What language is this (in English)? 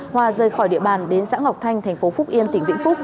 Vietnamese